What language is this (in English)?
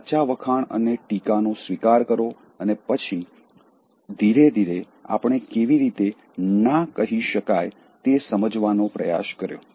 Gujarati